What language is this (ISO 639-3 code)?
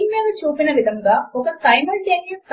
tel